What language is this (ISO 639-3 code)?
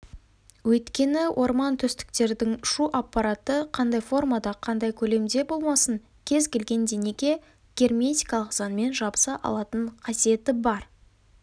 kaz